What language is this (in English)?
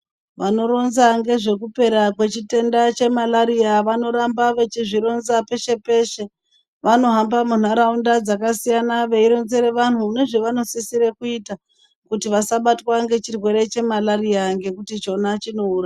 Ndau